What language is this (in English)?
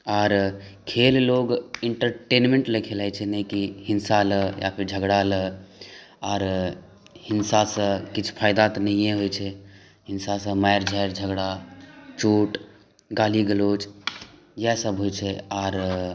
Maithili